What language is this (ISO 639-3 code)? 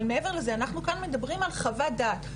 heb